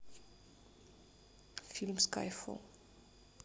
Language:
Russian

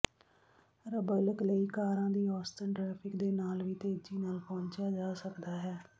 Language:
Punjabi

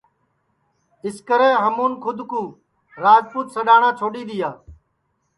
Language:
Sansi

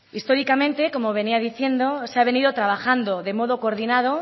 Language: Spanish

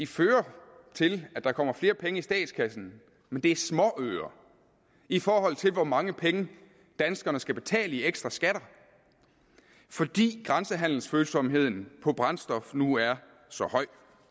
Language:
Danish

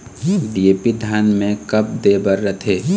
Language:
Chhattisgarhi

